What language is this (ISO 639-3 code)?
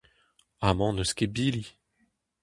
bre